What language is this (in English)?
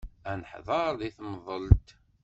Kabyle